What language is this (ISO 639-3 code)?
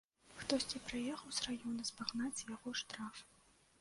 bel